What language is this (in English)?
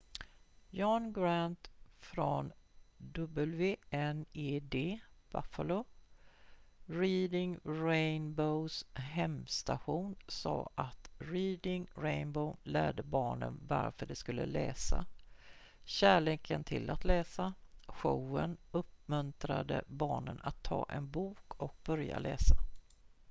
Swedish